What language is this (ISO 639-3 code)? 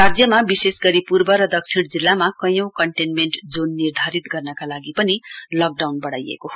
nep